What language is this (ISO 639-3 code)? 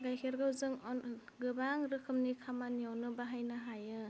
brx